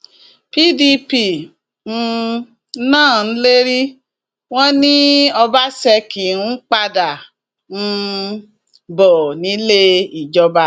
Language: Yoruba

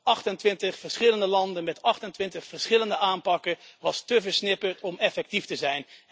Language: Dutch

